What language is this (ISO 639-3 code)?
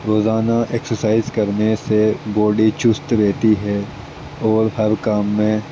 urd